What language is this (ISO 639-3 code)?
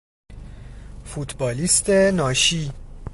fas